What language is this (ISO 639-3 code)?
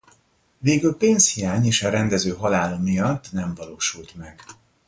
hun